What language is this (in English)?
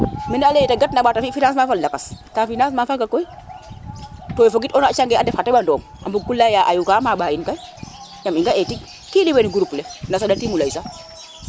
Serer